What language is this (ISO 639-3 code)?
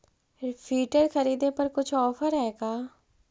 mag